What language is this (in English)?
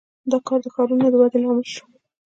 Pashto